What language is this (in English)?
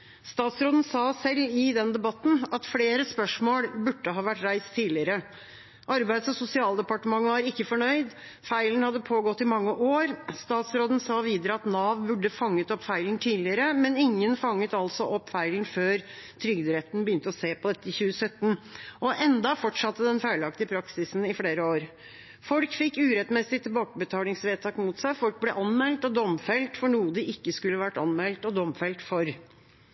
Norwegian Bokmål